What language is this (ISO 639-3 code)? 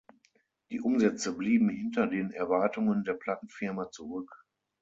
deu